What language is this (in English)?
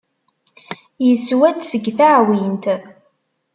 Kabyle